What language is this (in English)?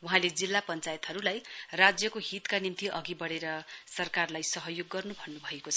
Nepali